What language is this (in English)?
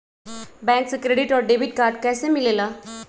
Magahi